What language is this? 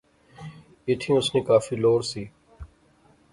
Pahari-Potwari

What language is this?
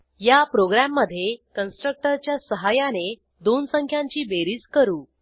Marathi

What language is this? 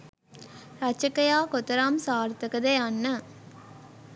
Sinhala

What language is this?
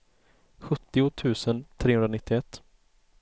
Swedish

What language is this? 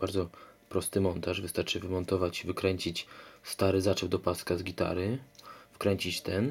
Polish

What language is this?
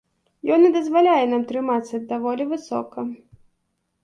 Belarusian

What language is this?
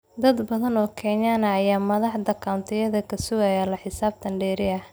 Somali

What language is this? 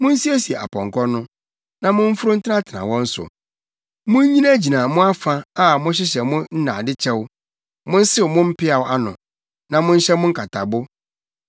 Akan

